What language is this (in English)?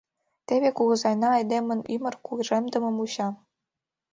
Mari